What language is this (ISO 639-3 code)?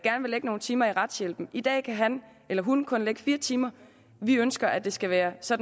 dan